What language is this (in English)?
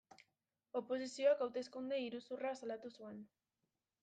Basque